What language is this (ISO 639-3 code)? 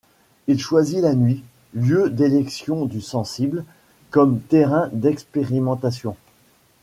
fra